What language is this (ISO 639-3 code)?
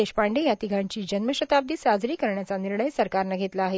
mar